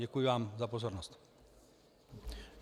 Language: Czech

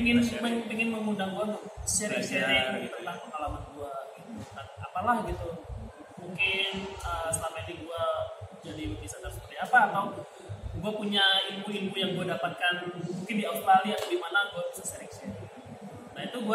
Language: Indonesian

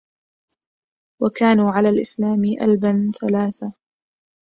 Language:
Arabic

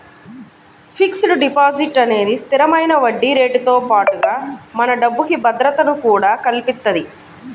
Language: Telugu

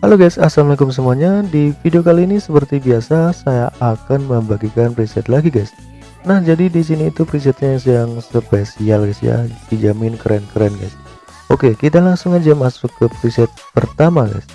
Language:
Indonesian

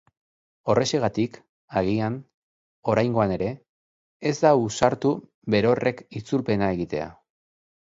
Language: Basque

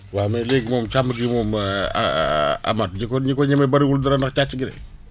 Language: Wolof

